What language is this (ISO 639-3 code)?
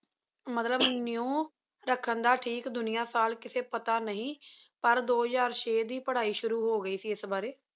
pan